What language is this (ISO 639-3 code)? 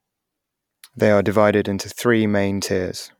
eng